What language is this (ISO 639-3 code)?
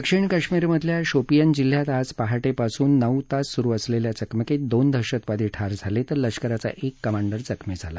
mar